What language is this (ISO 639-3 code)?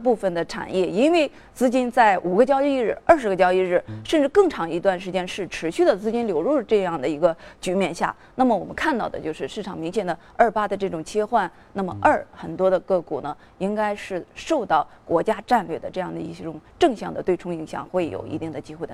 zho